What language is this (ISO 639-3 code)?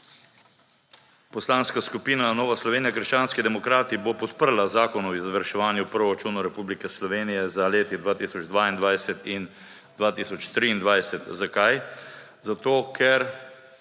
slv